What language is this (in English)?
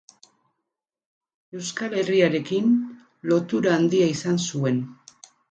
Basque